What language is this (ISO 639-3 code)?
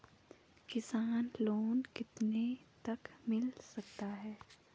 hin